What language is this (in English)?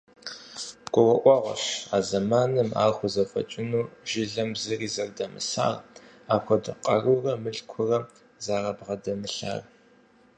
Kabardian